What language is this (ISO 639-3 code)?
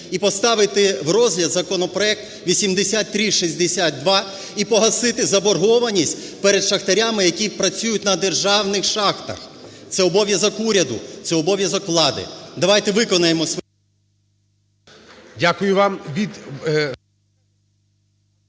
ukr